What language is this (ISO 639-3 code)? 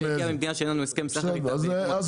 heb